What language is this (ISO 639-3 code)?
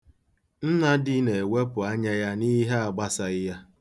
ibo